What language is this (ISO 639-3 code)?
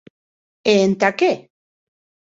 oci